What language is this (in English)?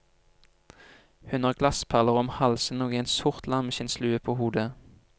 Norwegian